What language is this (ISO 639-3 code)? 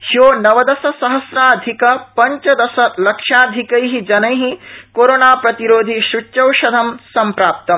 san